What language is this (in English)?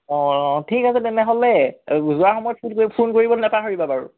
Assamese